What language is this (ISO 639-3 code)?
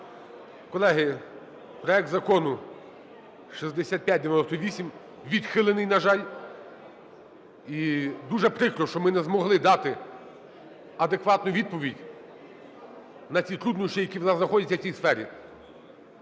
ukr